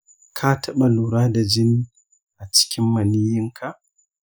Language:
Hausa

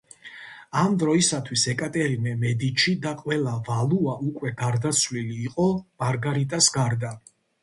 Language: Georgian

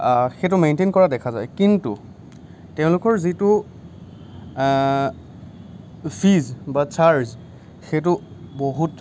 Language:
Assamese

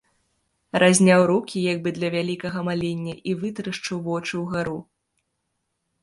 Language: Belarusian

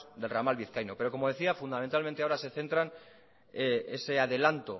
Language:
Spanish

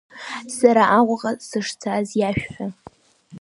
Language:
Abkhazian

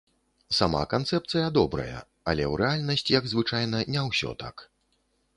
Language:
Belarusian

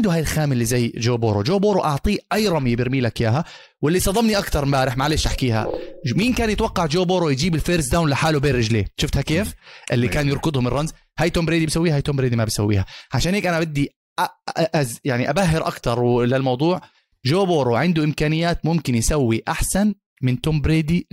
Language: Arabic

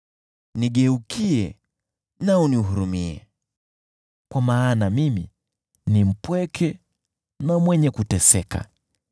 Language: Swahili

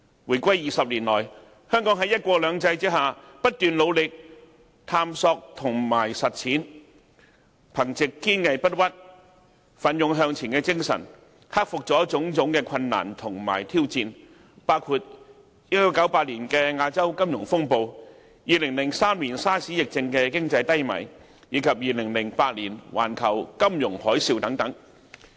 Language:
Cantonese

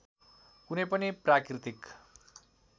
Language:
Nepali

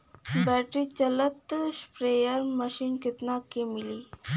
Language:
Bhojpuri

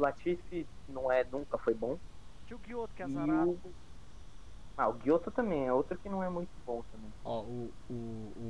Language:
Portuguese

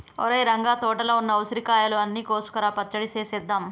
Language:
Telugu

